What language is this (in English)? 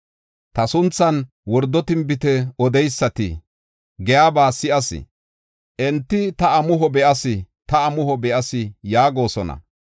Gofa